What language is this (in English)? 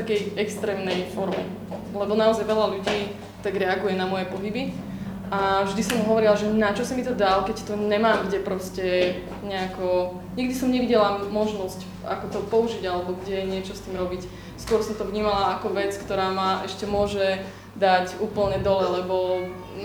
Slovak